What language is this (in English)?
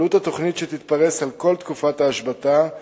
Hebrew